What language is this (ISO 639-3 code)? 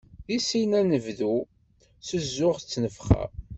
kab